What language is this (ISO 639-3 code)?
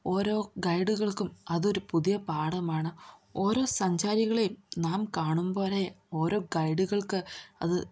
mal